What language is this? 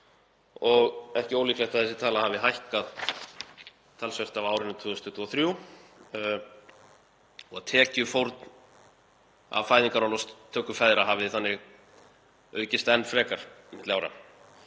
Icelandic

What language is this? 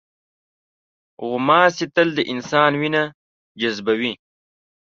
Pashto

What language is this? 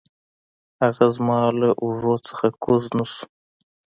Pashto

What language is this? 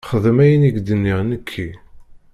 Kabyle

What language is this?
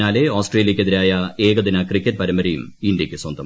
Malayalam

